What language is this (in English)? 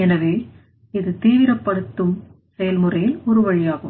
Tamil